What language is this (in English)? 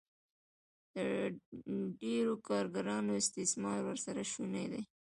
Pashto